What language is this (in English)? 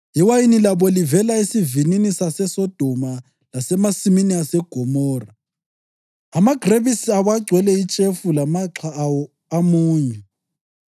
North Ndebele